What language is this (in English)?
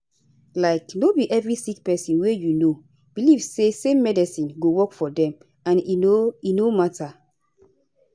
Nigerian Pidgin